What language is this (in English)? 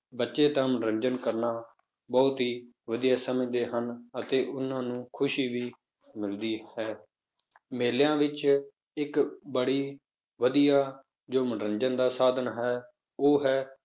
Punjabi